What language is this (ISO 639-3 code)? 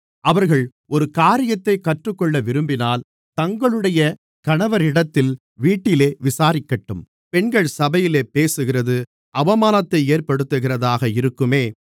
tam